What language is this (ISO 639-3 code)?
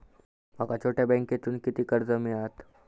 mar